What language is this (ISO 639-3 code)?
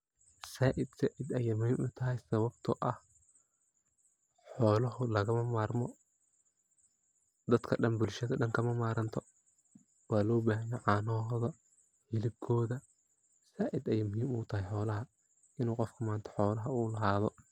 som